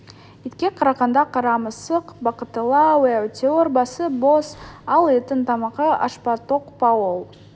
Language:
Kazakh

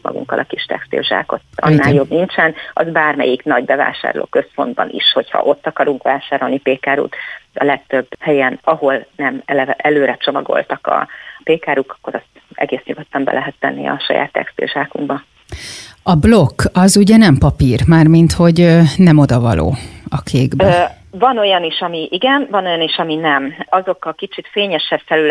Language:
Hungarian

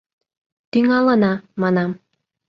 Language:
Mari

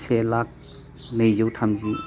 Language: Bodo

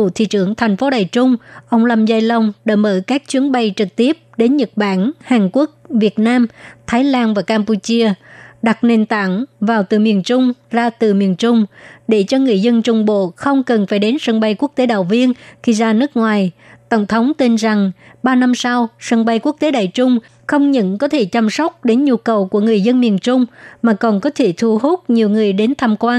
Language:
Vietnamese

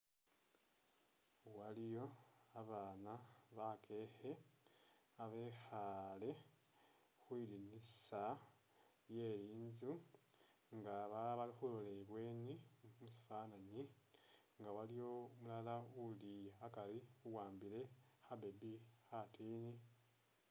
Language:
Masaaba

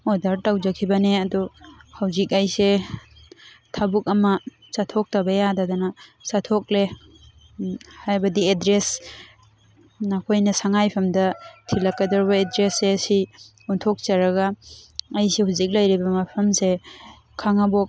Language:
Manipuri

